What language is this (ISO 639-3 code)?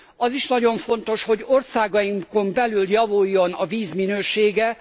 hun